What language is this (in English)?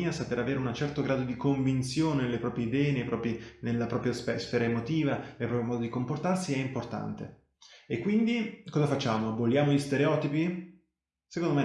Italian